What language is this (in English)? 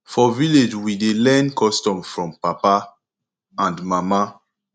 Nigerian Pidgin